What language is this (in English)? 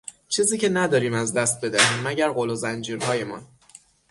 Persian